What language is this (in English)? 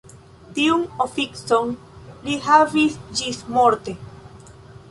Esperanto